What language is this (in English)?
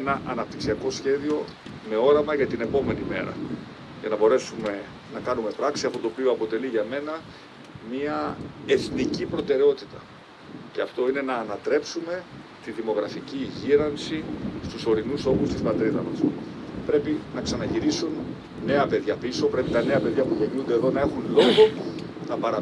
Greek